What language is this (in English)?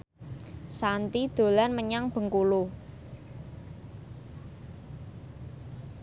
Javanese